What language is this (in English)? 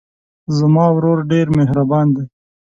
Pashto